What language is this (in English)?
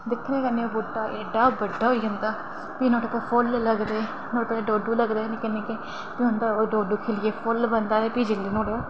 Dogri